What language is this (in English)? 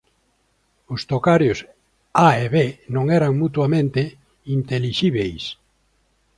Galician